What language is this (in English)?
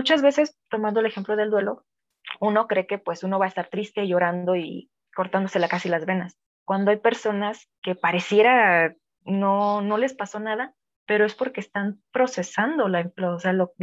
Spanish